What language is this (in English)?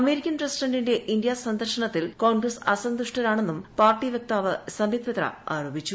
Malayalam